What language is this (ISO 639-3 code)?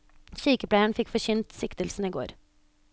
nor